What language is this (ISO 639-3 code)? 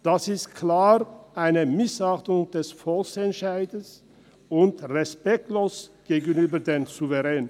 gsw